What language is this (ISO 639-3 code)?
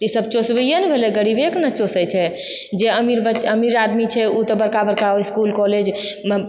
mai